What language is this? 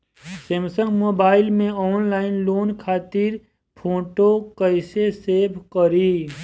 Bhojpuri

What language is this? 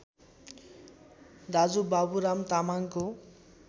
Nepali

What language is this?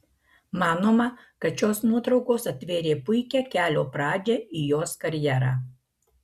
Lithuanian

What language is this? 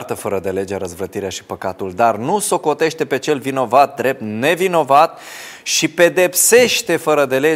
Romanian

